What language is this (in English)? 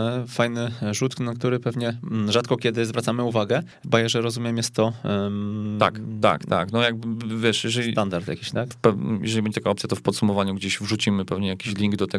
Polish